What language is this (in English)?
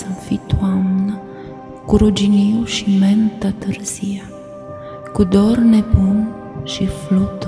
Romanian